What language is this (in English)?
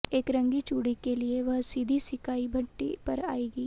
Hindi